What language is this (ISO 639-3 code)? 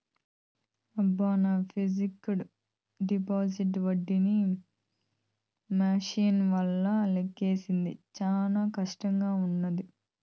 tel